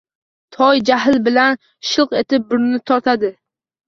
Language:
Uzbek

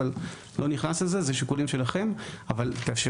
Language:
Hebrew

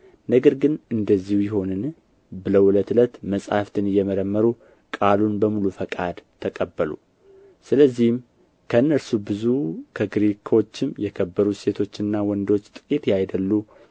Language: Amharic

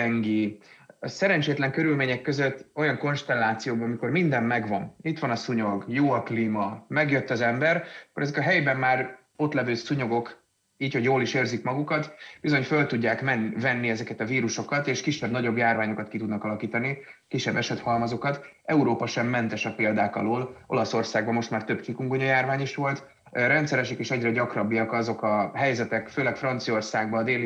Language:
Hungarian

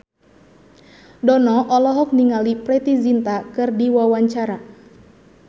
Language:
Sundanese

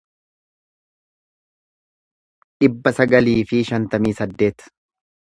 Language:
Oromo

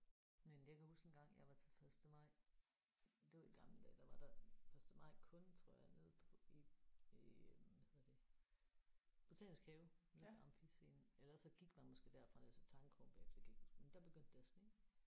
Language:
Danish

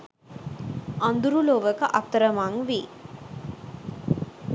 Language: Sinhala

